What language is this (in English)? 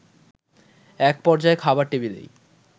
Bangla